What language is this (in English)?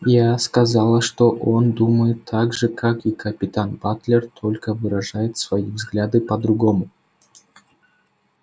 Russian